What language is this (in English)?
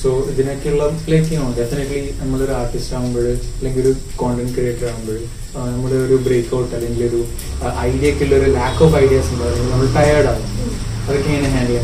Malayalam